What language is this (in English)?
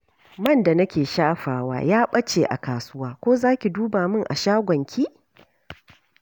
Hausa